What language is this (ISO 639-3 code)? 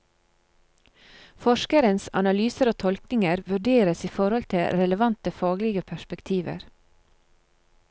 nor